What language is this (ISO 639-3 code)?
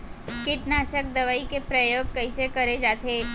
hne